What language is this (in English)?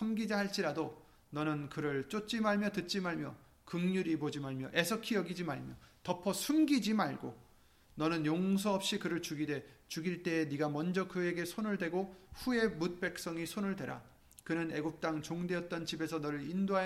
Korean